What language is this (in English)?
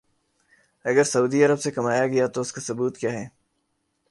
Urdu